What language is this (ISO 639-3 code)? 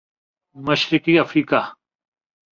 urd